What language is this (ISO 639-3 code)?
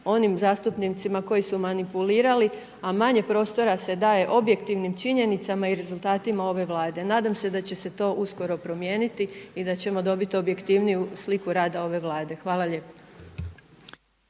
hrv